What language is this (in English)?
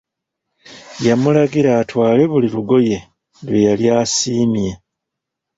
Ganda